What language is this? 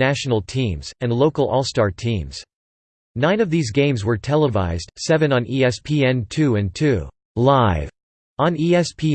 English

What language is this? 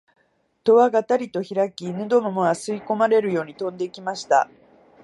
Japanese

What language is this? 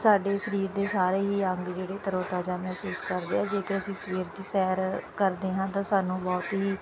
Punjabi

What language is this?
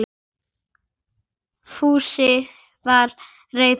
Icelandic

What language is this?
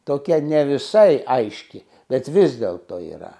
Lithuanian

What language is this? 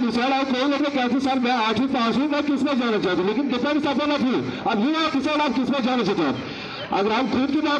Turkish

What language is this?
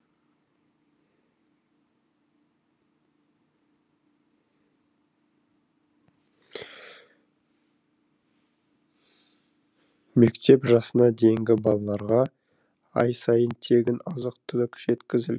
Kazakh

